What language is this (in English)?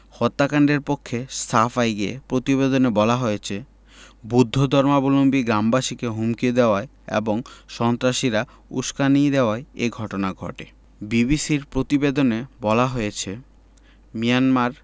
Bangla